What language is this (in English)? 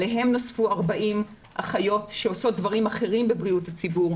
Hebrew